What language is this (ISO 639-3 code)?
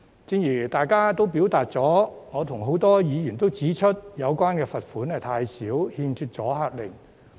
yue